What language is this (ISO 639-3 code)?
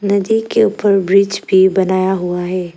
hin